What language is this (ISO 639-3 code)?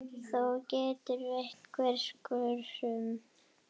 isl